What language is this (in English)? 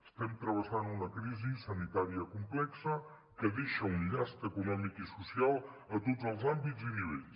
Catalan